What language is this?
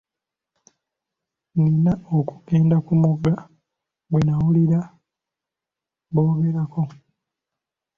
Ganda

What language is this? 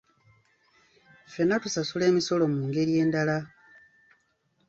Ganda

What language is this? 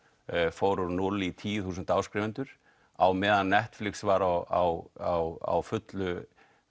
Icelandic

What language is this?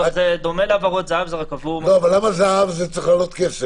Hebrew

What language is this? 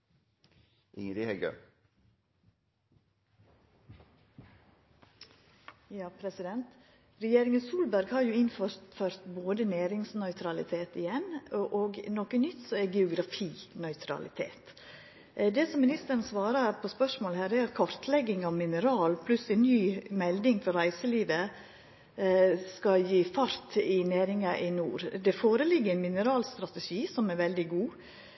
Norwegian Nynorsk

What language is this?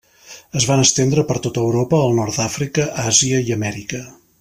Catalan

